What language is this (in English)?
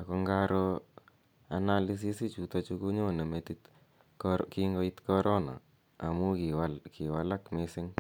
Kalenjin